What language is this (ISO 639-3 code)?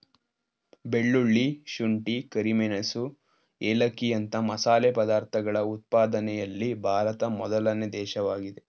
kan